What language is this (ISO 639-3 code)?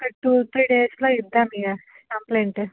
tel